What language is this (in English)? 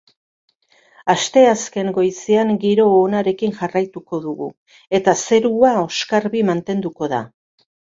Basque